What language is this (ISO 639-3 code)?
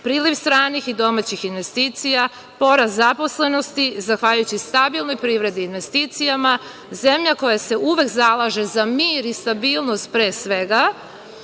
srp